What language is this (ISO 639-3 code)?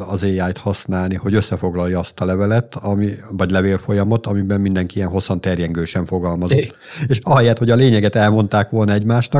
hun